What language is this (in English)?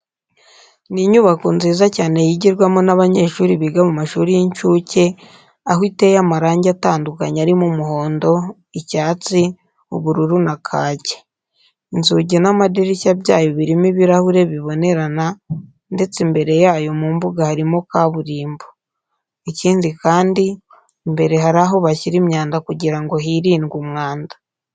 Kinyarwanda